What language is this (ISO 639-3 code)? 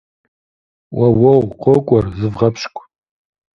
kbd